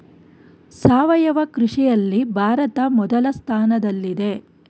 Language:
Kannada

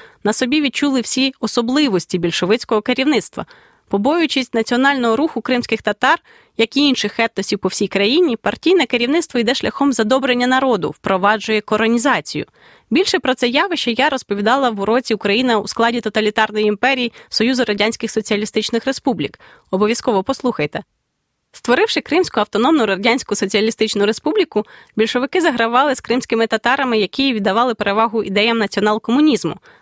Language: Ukrainian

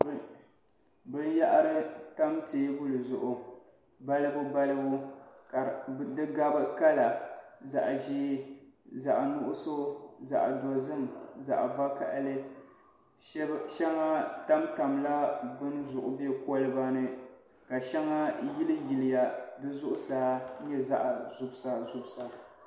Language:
Dagbani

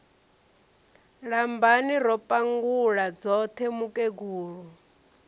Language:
Venda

